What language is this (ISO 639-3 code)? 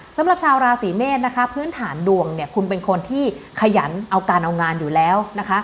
tha